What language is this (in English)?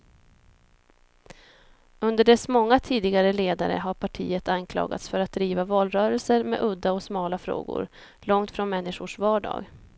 Swedish